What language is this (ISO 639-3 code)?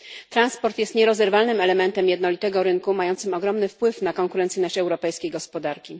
pol